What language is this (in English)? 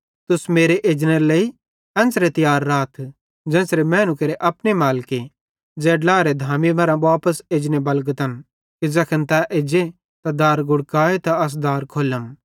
Bhadrawahi